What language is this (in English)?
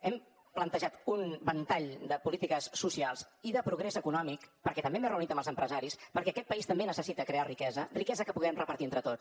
Catalan